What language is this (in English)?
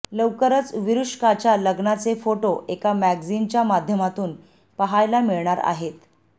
Marathi